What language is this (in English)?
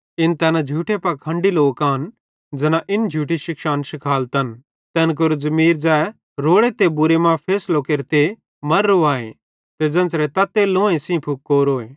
Bhadrawahi